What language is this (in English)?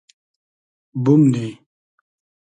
Hazaragi